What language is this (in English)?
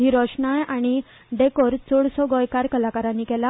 Konkani